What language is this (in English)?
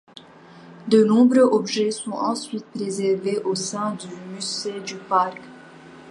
French